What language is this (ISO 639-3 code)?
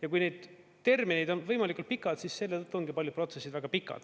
est